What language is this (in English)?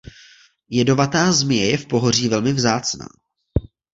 Czech